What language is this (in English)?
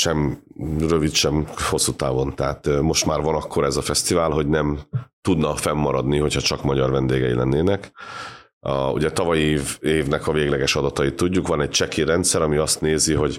Hungarian